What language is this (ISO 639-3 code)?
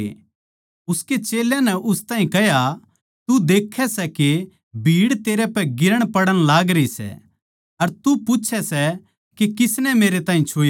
bgc